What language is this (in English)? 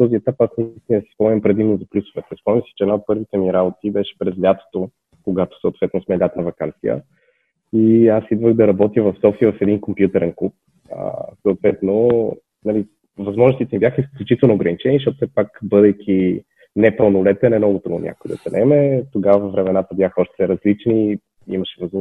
Bulgarian